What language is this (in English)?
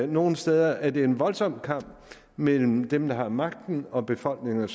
Danish